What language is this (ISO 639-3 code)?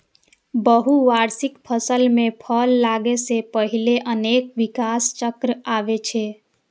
mai